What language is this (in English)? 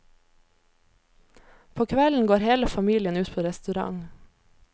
Norwegian